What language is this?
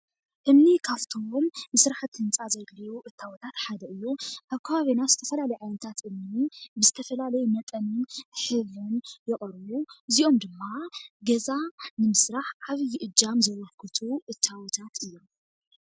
Tigrinya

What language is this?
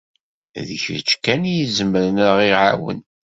Kabyle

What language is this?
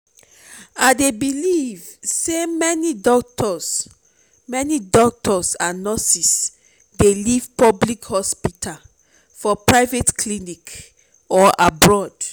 Nigerian Pidgin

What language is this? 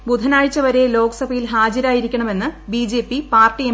Malayalam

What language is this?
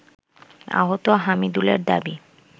Bangla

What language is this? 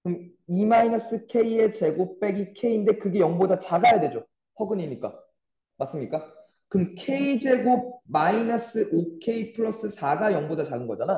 Korean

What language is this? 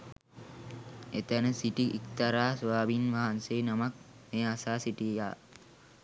Sinhala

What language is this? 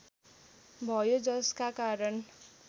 Nepali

